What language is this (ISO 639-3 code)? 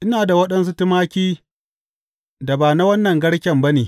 hau